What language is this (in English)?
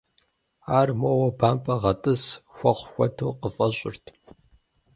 Kabardian